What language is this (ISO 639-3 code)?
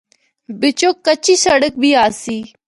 hno